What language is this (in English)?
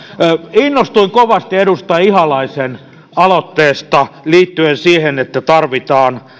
Finnish